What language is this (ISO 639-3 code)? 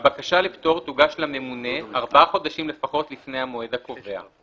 heb